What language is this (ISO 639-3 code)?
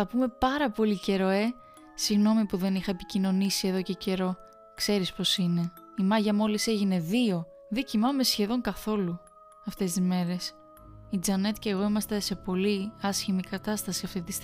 ell